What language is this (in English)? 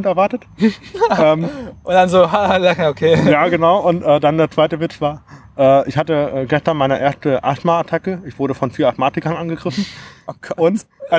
German